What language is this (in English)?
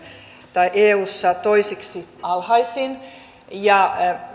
Finnish